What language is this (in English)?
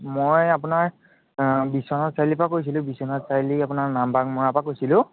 Assamese